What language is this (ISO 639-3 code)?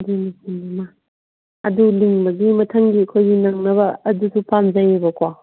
mni